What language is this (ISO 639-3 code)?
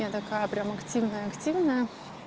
rus